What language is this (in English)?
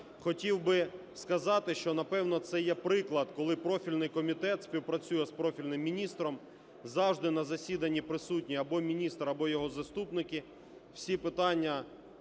Ukrainian